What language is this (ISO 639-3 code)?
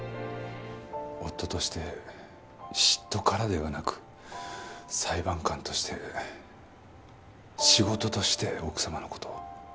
jpn